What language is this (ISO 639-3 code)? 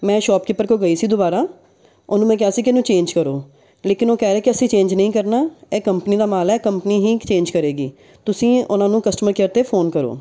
pan